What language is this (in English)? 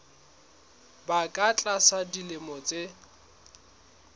Southern Sotho